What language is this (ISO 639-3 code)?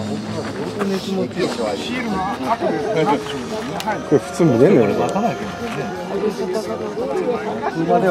jpn